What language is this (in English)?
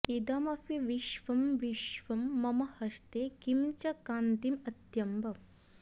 Sanskrit